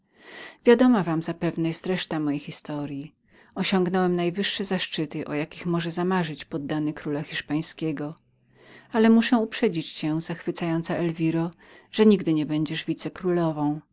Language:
Polish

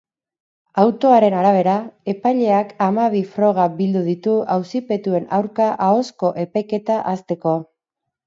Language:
Basque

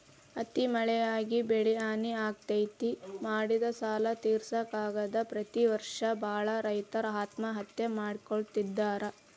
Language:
Kannada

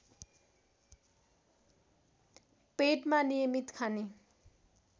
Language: Nepali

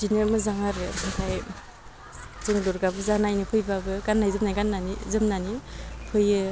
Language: Bodo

